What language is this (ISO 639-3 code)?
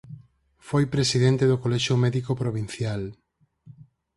glg